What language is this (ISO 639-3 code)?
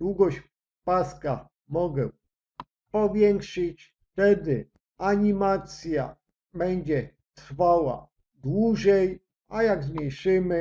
pol